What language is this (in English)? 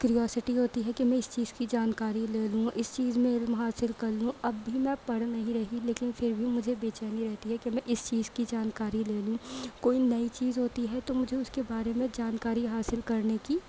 Urdu